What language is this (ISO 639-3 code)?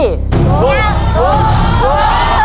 tha